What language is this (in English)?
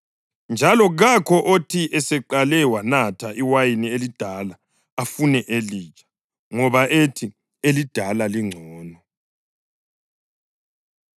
North Ndebele